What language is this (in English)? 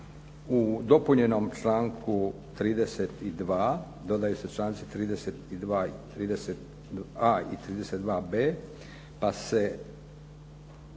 Croatian